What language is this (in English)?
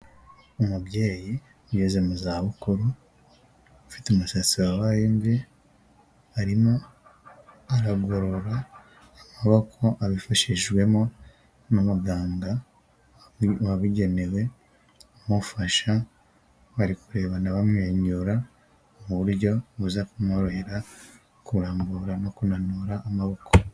Kinyarwanda